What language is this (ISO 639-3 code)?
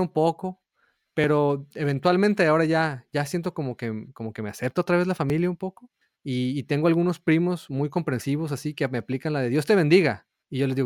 spa